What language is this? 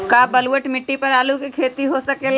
Magahi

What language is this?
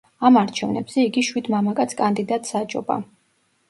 Georgian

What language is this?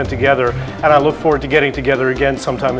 Indonesian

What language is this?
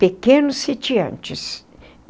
Portuguese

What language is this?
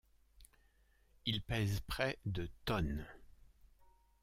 French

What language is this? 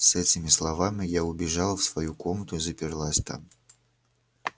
Russian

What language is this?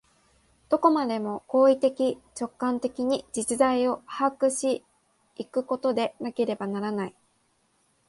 Japanese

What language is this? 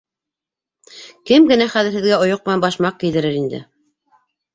Bashkir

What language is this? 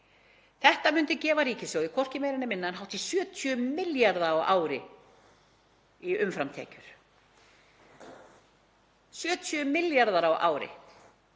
Icelandic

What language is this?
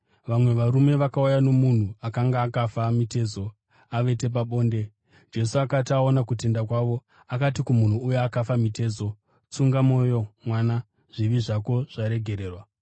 Shona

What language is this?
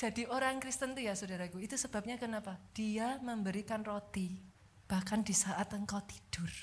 Indonesian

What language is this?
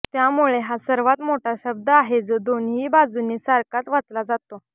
Marathi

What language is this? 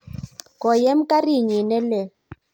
Kalenjin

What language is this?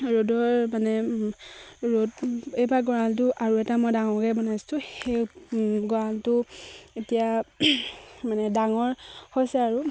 Assamese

